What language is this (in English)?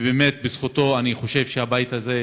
Hebrew